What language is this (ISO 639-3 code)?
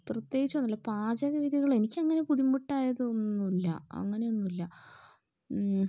mal